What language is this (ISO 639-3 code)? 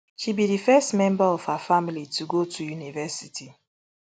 pcm